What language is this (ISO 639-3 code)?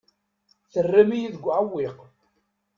kab